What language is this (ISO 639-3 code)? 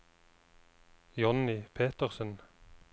nor